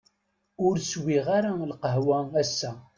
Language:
Kabyle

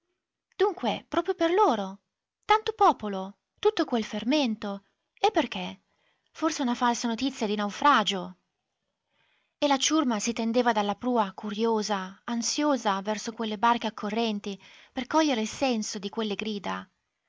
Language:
Italian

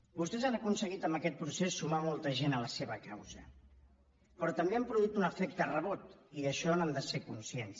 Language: Catalan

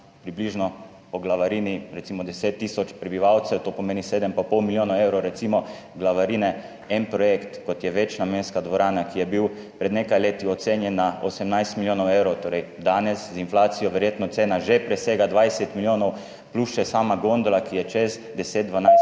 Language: Slovenian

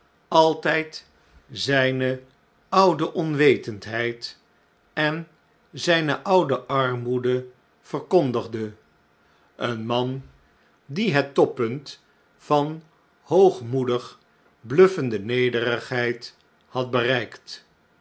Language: Dutch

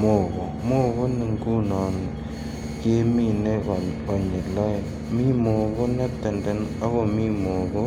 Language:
Kalenjin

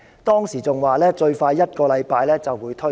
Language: Cantonese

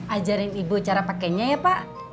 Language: Indonesian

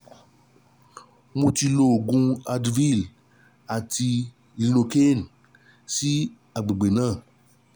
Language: Yoruba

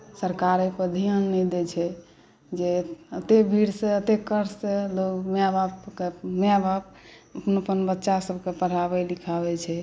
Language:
Maithili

